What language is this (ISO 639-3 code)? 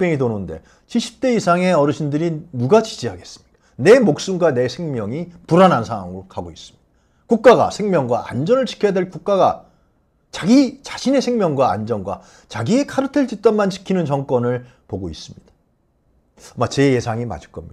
kor